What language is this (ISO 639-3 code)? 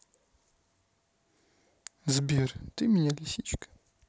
rus